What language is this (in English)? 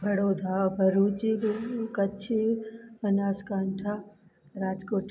Sindhi